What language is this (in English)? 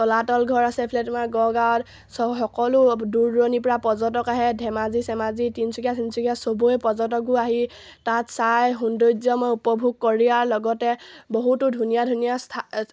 Assamese